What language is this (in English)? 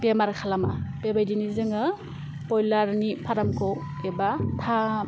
Bodo